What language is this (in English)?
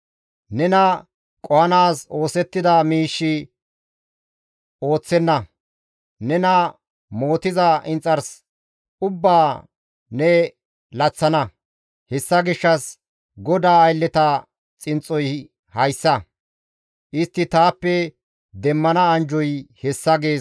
Gamo